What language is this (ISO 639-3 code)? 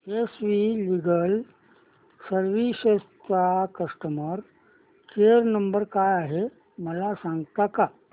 mar